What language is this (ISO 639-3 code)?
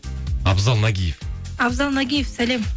kaz